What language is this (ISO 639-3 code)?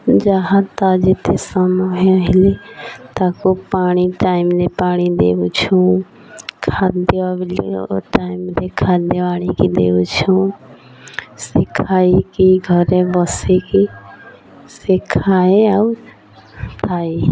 ori